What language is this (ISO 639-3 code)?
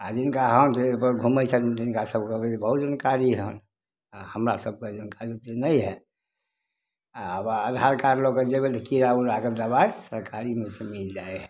mai